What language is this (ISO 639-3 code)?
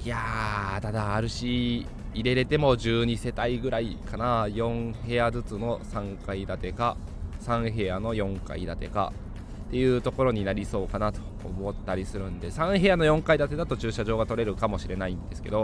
jpn